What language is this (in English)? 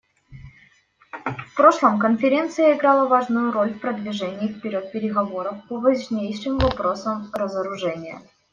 Russian